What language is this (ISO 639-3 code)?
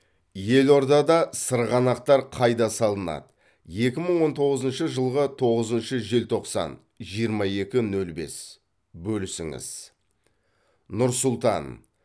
kaz